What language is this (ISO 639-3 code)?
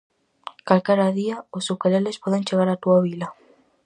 glg